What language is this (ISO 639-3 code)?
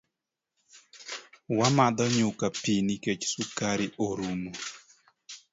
luo